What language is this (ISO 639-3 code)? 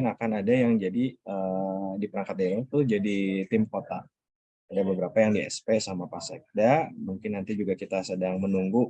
ind